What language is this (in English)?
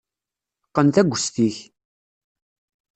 Kabyle